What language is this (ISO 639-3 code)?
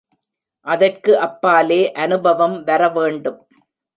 tam